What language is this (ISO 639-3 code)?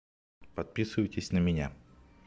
rus